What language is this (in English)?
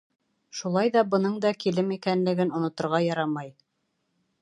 Bashkir